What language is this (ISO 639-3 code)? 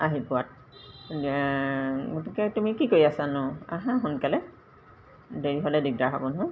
asm